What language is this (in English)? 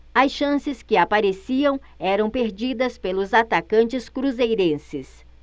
Portuguese